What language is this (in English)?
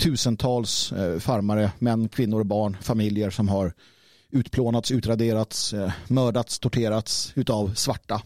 Swedish